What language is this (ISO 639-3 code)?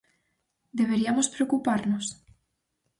glg